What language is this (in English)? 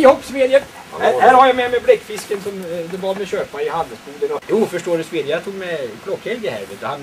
Swedish